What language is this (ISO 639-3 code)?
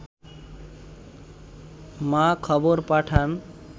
ben